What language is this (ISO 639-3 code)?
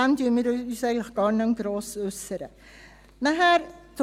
gsw